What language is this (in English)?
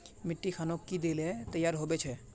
Magahi